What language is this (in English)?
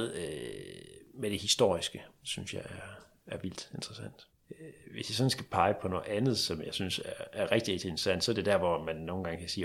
Danish